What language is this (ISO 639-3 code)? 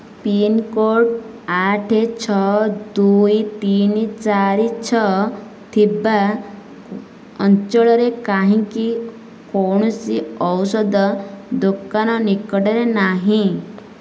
ori